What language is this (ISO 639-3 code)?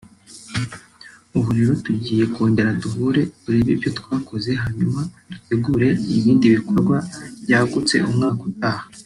kin